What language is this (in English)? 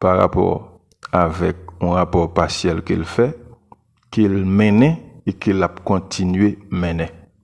French